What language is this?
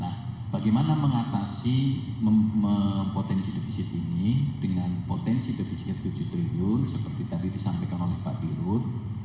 Indonesian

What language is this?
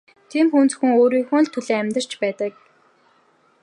Mongolian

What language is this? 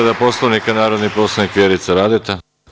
Serbian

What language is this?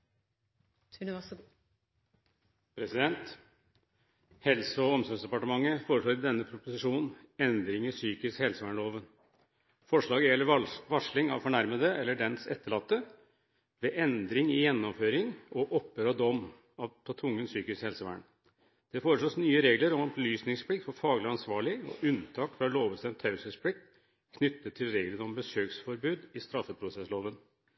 Norwegian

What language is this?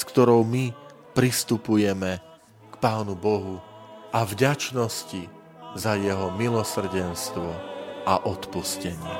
Slovak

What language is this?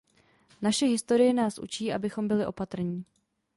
Czech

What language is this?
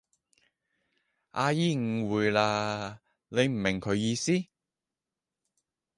Cantonese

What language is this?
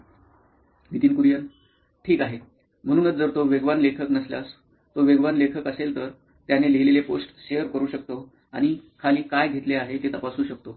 Marathi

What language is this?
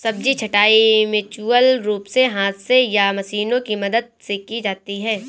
Hindi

